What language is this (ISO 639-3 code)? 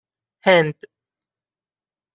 fas